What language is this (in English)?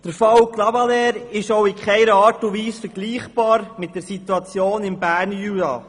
Swiss German